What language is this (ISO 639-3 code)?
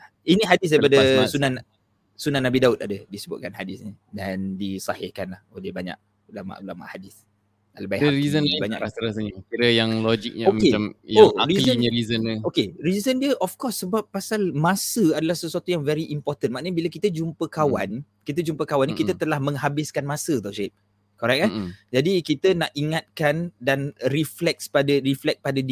msa